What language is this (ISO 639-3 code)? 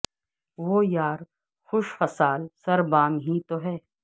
urd